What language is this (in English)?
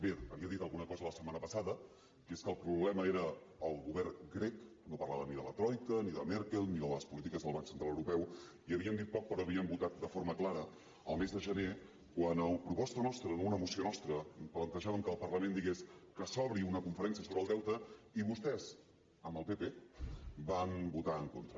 Catalan